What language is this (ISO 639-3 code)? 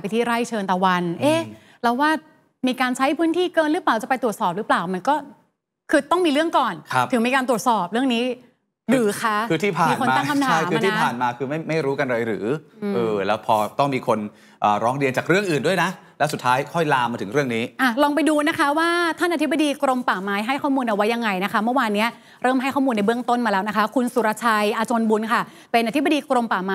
tha